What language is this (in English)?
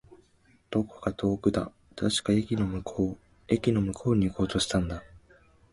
Japanese